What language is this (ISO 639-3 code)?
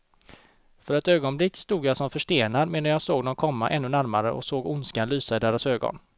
swe